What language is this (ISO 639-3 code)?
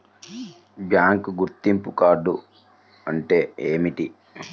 tel